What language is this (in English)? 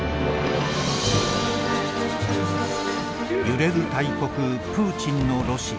Japanese